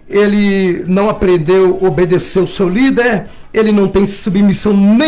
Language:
Portuguese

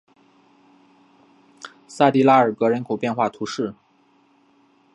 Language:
Chinese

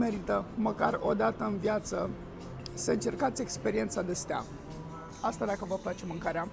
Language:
Romanian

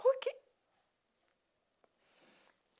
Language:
Portuguese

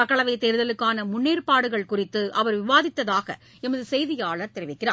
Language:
Tamil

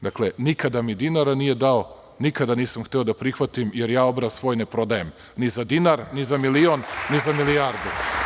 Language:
Serbian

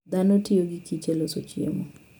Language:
Luo (Kenya and Tanzania)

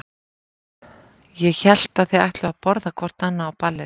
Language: Icelandic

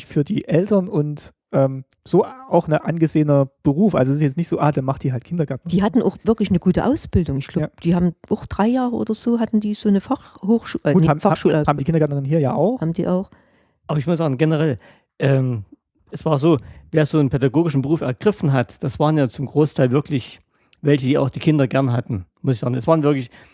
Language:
German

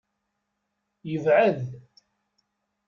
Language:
Kabyle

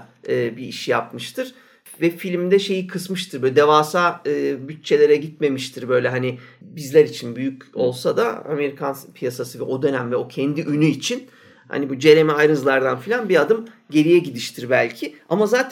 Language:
Turkish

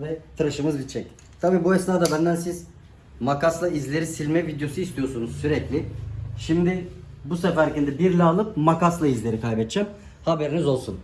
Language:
Turkish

